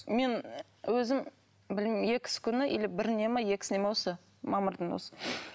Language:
Kazakh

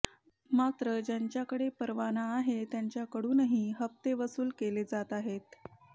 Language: Marathi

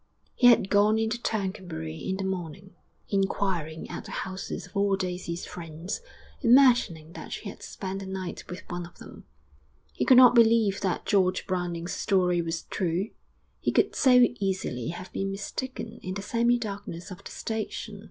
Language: English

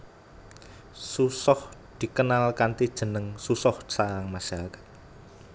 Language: Javanese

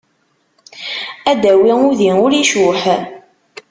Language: Kabyle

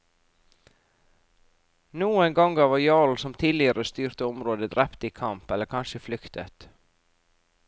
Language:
Norwegian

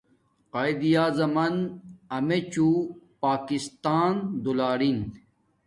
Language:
Domaaki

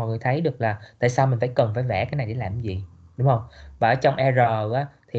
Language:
Vietnamese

